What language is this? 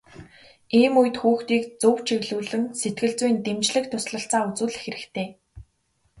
Mongolian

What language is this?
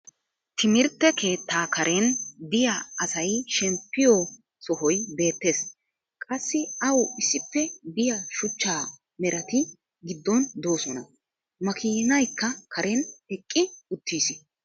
Wolaytta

